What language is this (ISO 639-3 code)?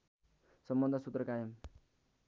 nep